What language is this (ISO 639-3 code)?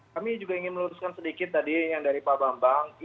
ind